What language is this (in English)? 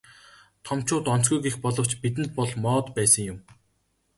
Mongolian